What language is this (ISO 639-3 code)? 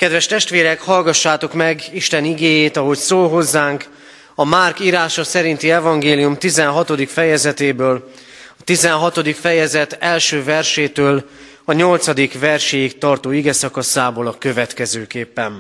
hun